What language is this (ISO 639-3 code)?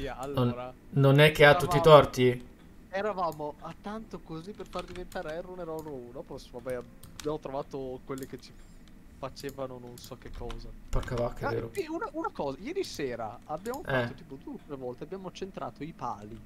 ita